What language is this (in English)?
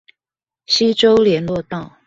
Chinese